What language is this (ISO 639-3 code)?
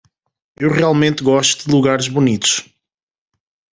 por